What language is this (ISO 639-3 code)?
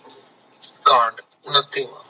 pan